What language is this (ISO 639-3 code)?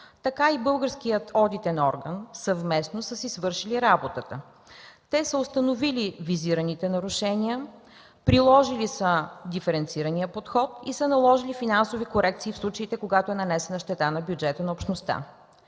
bul